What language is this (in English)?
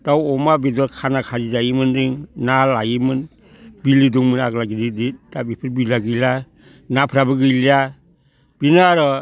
Bodo